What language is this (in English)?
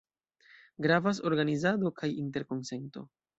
Esperanto